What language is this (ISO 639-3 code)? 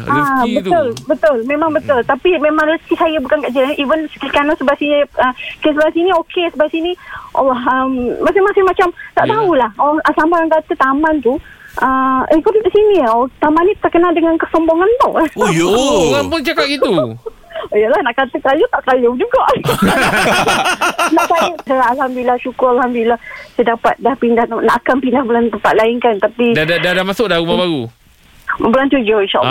msa